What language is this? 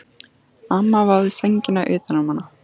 Icelandic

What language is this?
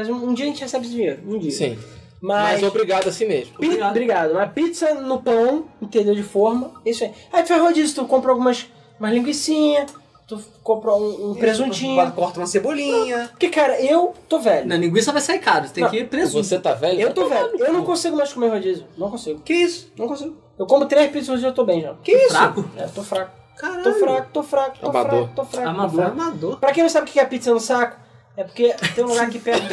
Portuguese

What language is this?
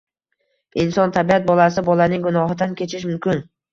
Uzbek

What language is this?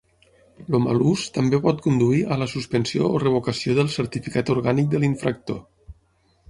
Catalan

